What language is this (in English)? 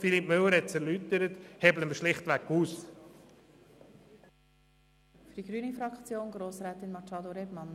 Swiss German